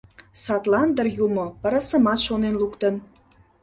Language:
Mari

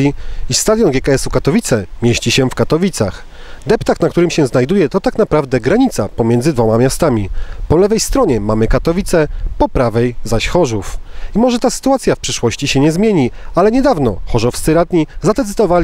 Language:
Polish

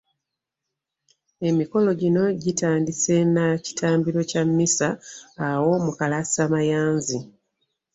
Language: Ganda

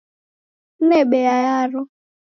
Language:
Taita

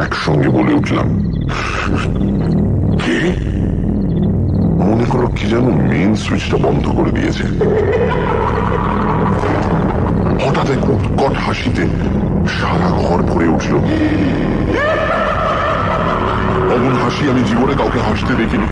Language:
Bangla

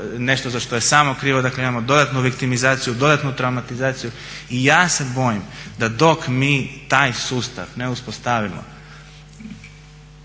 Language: Croatian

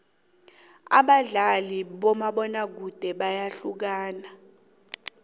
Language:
South Ndebele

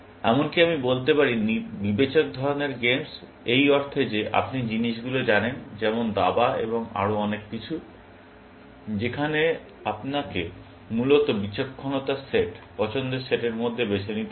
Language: Bangla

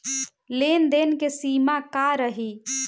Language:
Bhojpuri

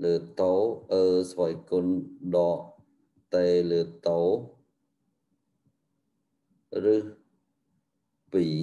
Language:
Vietnamese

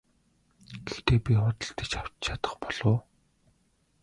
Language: Mongolian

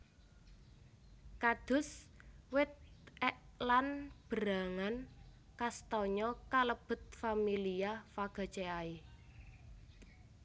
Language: Javanese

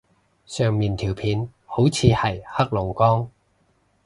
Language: Cantonese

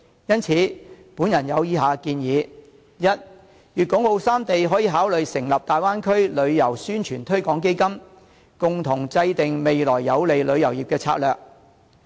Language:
Cantonese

